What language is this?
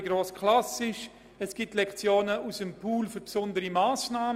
Swiss German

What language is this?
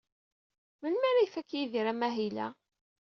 Kabyle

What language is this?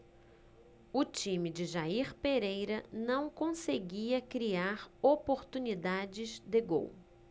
Portuguese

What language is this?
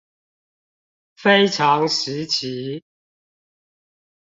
Chinese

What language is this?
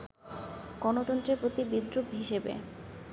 Bangla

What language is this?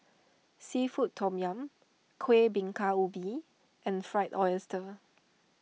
English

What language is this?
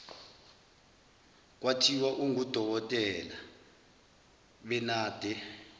Zulu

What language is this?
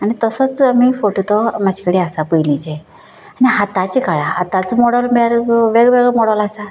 Konkani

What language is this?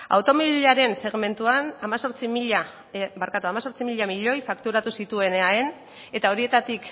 Basque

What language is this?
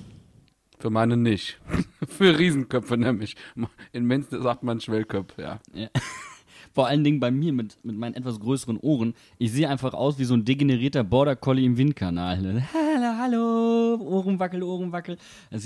German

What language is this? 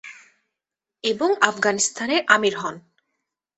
Bangla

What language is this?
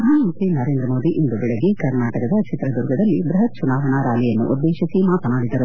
Kannada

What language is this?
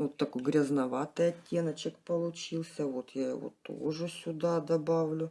Russian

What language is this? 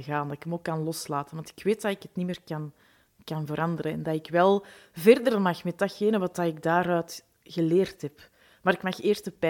Dutch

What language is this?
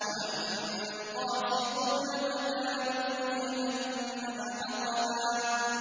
Arabic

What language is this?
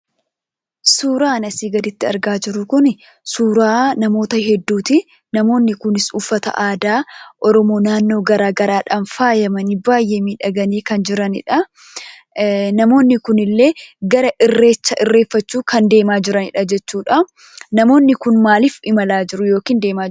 Oromo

